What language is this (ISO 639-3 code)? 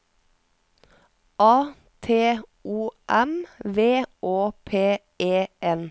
nor